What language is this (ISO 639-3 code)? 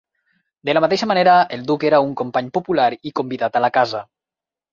cat